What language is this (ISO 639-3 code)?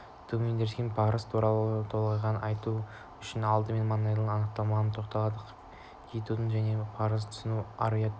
kaz